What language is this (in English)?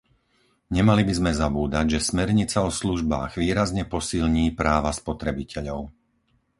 Slovak